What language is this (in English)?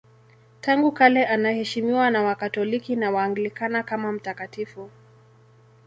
Swahili